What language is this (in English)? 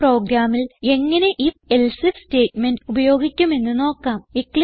Malayalam